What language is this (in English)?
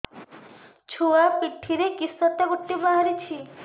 Odia